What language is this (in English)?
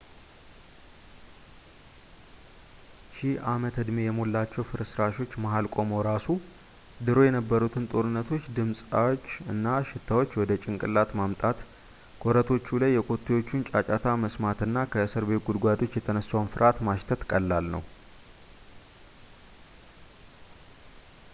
Amharic